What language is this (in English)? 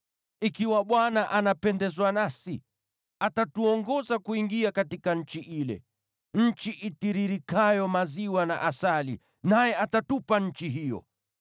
Swahili